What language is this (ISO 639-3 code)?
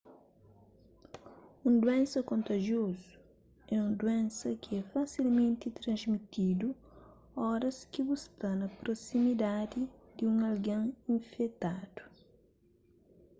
kea